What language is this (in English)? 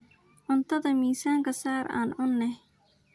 Somali